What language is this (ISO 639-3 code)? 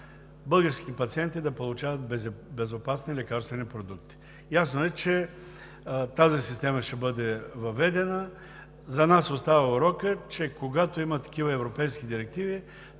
bul